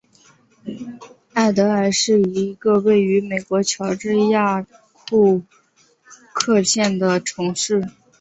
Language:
Chinese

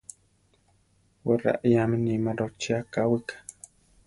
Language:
Central Tarahumara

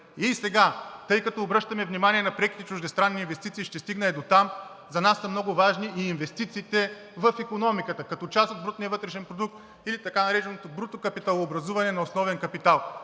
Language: Bulgarian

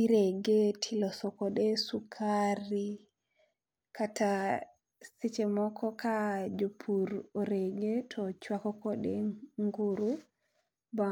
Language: Luo (Kenya and Tanzania)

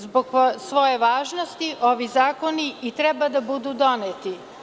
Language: Serbian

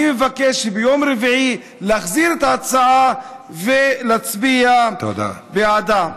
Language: Hebrew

